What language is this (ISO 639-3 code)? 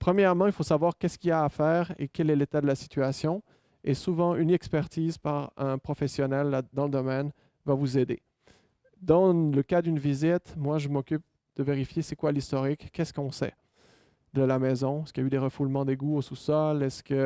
fra